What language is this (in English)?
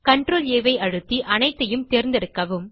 Tamil